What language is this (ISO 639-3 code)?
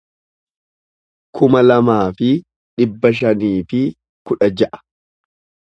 orm